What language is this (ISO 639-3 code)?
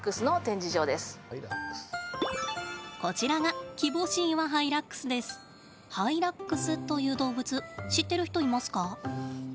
jpn